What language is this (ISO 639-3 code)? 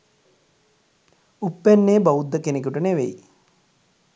sin